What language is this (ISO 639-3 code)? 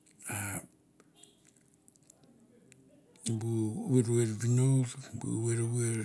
tbf